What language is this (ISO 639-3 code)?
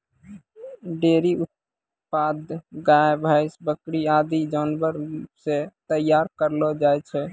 mai